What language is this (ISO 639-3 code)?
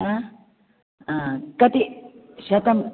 san